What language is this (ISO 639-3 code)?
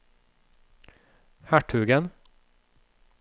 nor